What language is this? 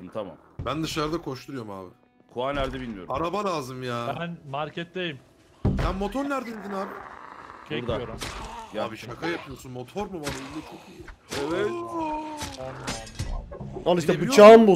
Turkish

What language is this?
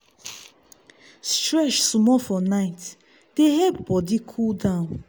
Nigerian Pidgin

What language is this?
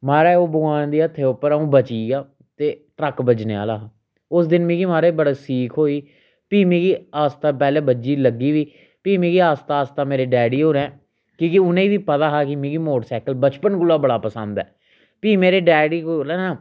Dogri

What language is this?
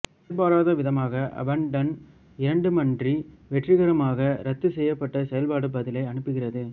Tamil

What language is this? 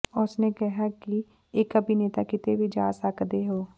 Punjabi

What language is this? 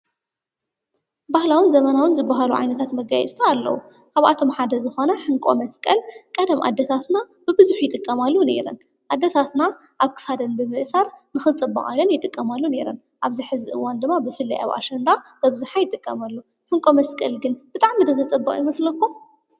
Tigrinya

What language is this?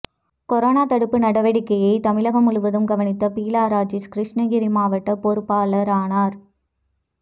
Tamil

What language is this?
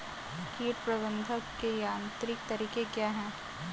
Hindi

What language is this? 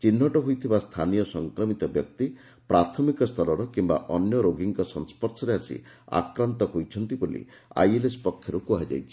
Odia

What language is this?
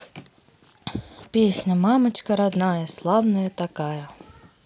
Russian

